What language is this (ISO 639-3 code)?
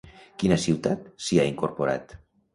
cat